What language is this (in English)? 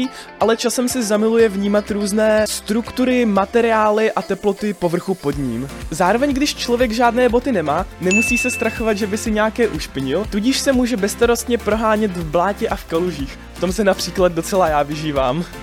Czech